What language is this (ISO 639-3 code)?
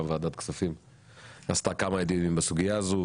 heb